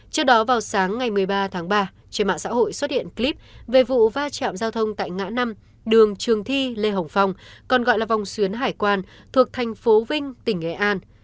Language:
Vietnamese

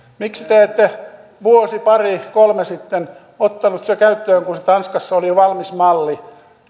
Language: Finnish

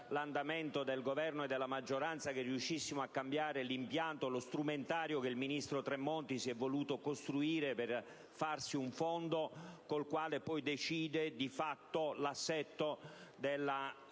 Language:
Italian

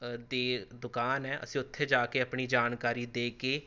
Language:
Punjabi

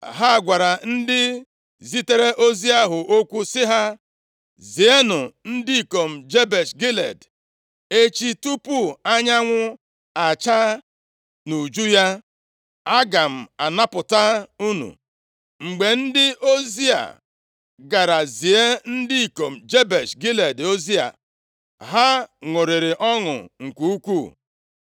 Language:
Igbo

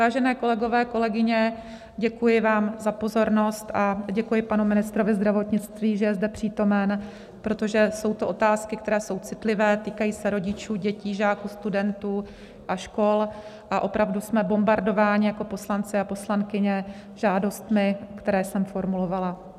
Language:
Czech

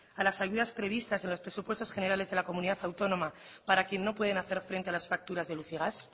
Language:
Spanish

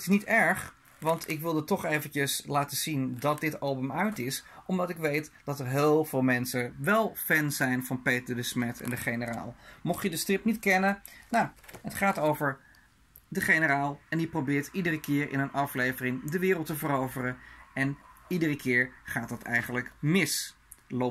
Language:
Dutch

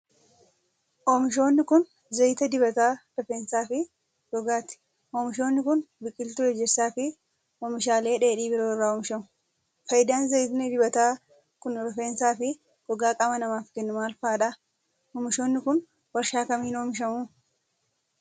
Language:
Oromo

